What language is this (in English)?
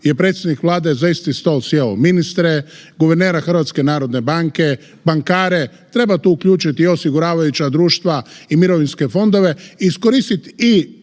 Croatian